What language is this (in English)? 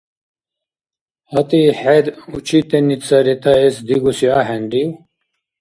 Dargwa